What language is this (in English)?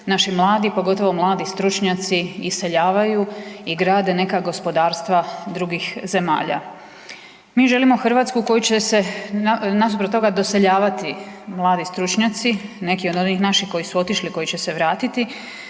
Croatian